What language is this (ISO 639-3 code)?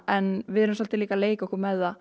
isl